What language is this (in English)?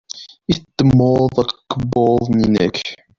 Kabyle